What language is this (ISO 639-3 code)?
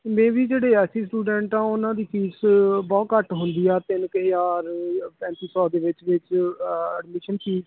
pan